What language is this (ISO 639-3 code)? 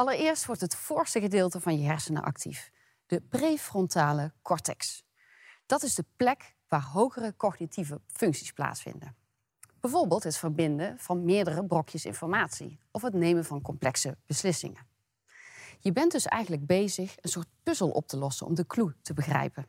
nld